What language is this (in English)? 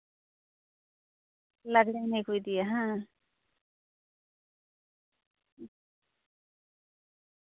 Santali